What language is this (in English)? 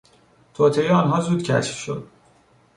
Persian